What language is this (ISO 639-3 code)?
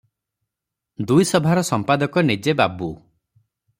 ori